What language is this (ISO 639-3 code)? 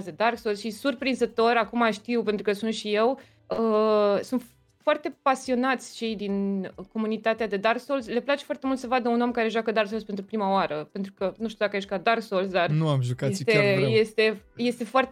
ron